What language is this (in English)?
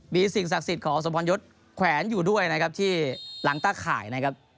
Thai